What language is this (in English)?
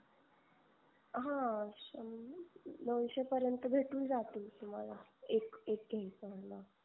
Marathi